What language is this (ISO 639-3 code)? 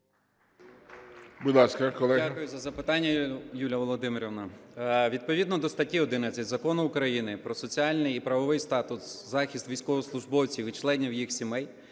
ukr